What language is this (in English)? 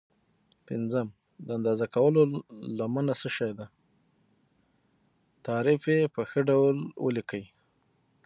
Pashto